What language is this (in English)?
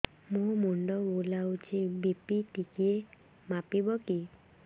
Odia